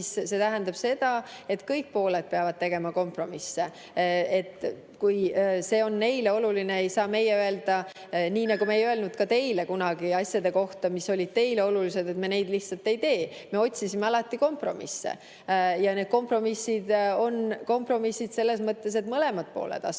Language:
Estonian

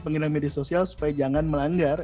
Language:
Indonesian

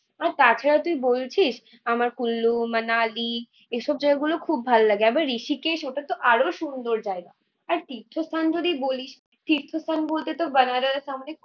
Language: Bangla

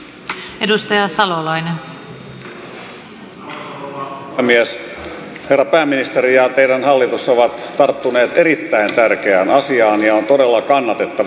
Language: Finnish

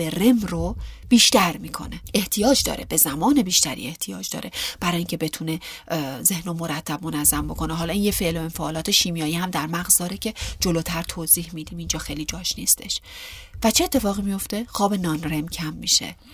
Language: Persian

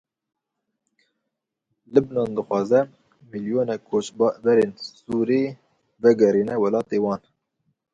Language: Kurdish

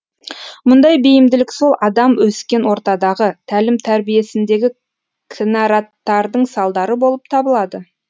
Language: Kazakh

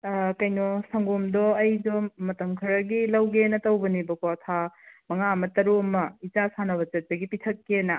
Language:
Manipuri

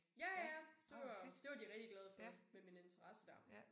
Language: Danish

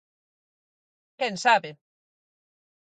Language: Galician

